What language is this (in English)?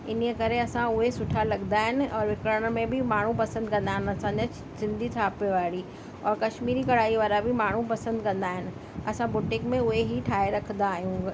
Sindhi